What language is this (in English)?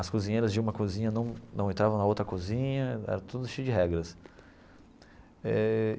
Portuguese